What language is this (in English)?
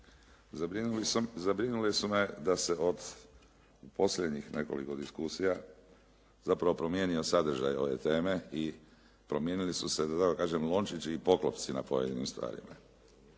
Croatian